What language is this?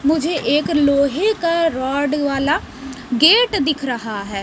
Hindi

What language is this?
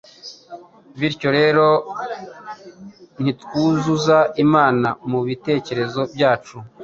Kinyarwanda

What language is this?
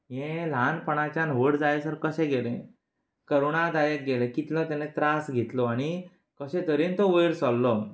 Konkani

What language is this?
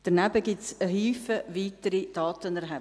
Swiss German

